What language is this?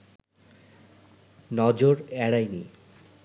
Bangla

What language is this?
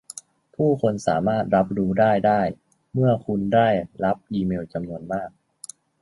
Thai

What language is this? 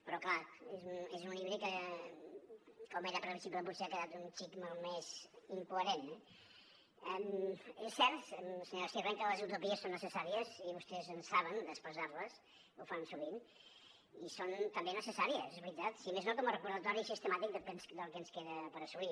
Catalan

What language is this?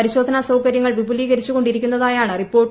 Malayalam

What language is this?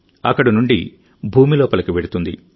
Telugu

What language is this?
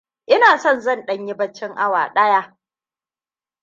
Hausa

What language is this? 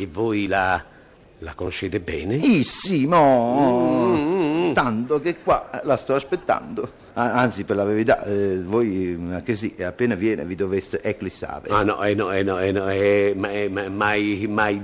Italian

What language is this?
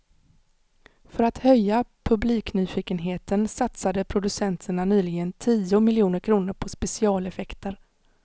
Swedish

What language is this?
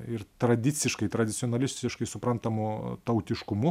Lithuanian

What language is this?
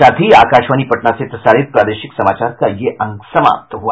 Hindi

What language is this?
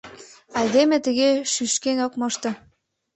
Mari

